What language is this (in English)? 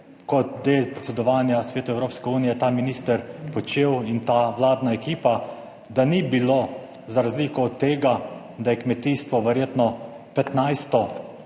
Slovenian